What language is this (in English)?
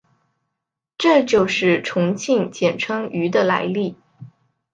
Chinese